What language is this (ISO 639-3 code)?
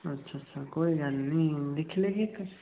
doi